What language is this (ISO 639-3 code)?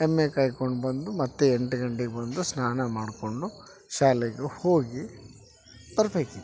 kan